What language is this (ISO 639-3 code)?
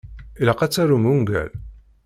kab